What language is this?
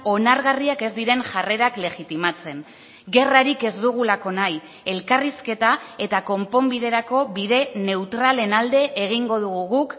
Basque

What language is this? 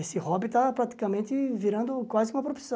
Portuguese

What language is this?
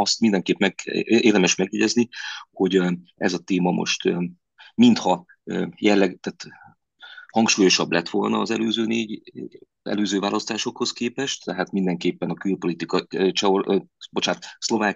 Hungarian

